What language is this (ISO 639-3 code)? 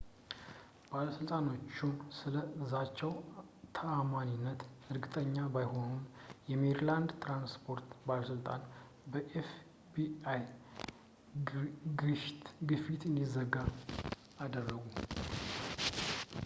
amh